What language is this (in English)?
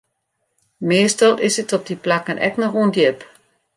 Western Frisian